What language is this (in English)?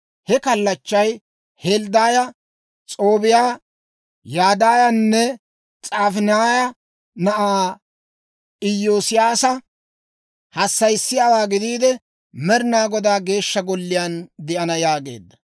Dawro